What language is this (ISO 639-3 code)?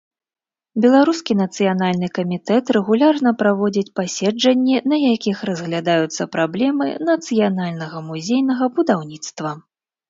bel